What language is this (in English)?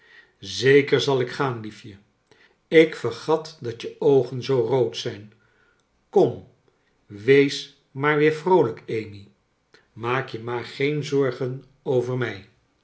Dutch